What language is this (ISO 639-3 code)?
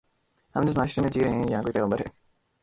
urd